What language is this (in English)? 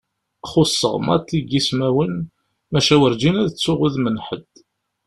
Kabyle